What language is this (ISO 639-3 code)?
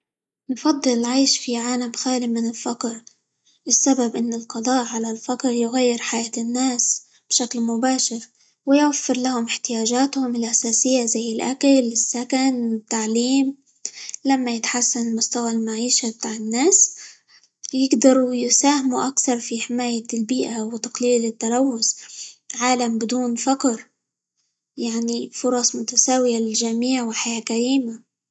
ayl